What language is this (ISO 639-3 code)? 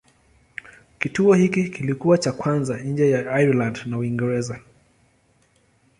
swa